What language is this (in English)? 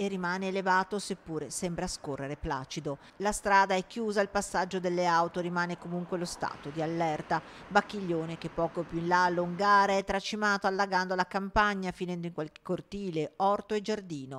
Italian